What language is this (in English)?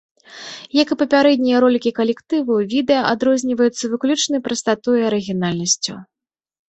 Belarusian